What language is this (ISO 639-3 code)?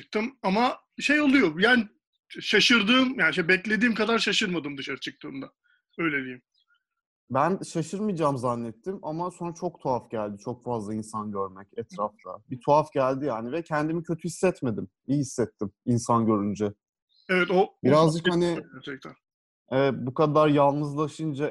tur